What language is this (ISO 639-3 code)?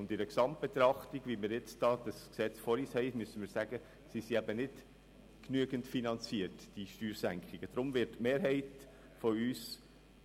gsw